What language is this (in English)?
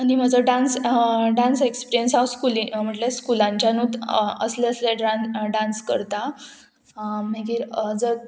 Konkani